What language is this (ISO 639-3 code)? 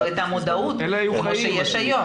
heb